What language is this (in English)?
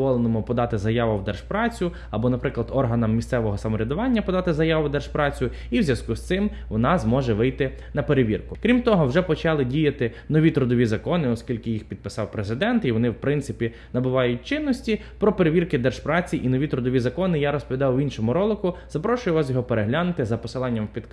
Ukrainian